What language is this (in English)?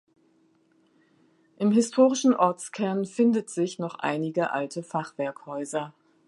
German